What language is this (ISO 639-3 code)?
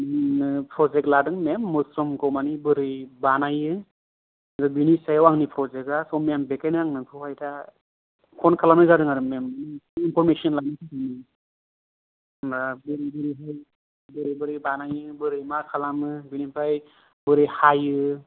brx